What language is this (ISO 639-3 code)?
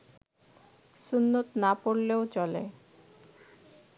ben